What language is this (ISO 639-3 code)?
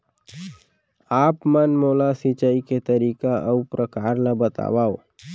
hne